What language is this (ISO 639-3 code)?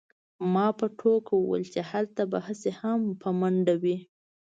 pus